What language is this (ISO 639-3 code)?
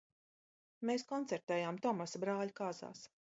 lav